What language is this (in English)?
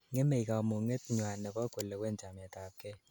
Kalenjin